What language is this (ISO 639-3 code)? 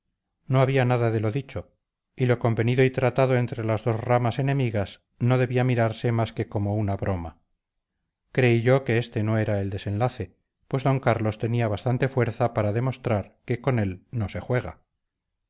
spa